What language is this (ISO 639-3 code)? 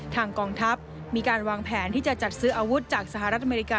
tha